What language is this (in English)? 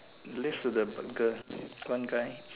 English